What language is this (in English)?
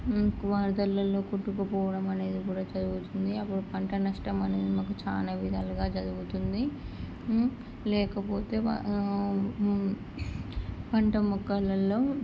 Telugu